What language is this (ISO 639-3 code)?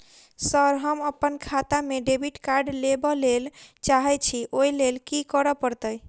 mai